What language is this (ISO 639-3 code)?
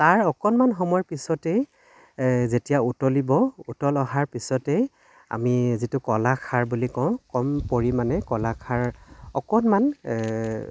asm